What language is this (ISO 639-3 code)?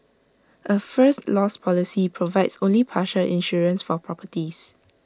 eng